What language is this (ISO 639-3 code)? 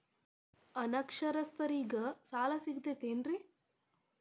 kan